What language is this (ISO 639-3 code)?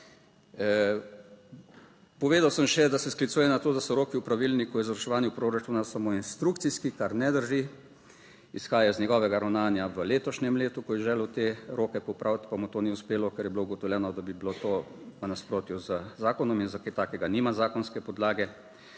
slv